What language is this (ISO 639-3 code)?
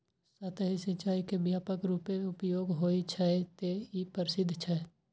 mai